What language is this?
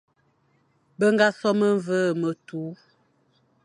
Fang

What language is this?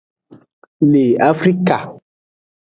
Aja (Benin)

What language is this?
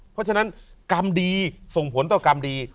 Thai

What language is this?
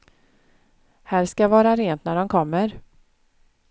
Swedish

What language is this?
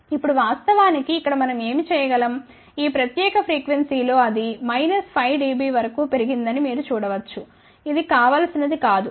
Telugu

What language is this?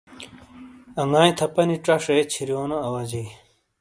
Shina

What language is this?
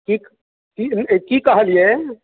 Maithili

